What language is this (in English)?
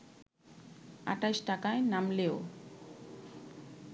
Bangla